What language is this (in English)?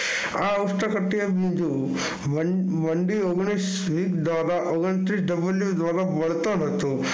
Gujarati